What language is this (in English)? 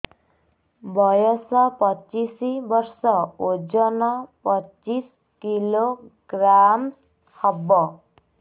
Odia